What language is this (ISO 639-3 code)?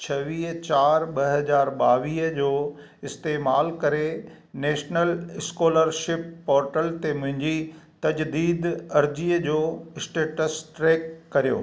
snd